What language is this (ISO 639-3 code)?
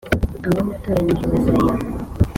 kin